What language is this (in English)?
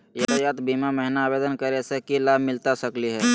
Magahi